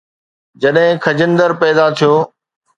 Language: Sindhi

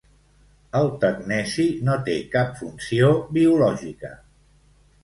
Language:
Catalan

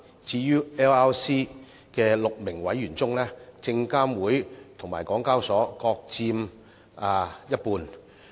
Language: Cantonese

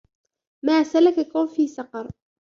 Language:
Arabic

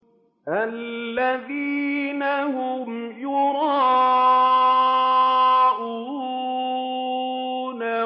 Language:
Arabic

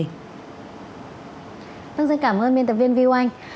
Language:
Vietnamese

